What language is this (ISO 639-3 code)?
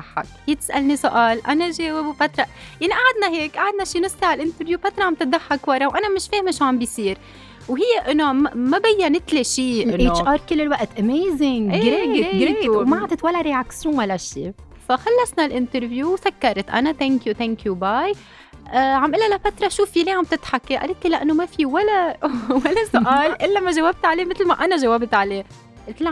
ara